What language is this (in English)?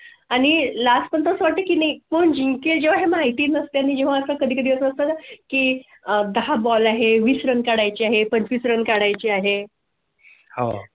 Marathi